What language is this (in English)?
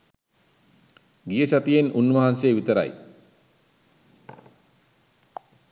Sinhala